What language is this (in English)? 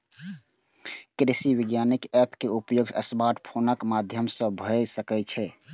Maithili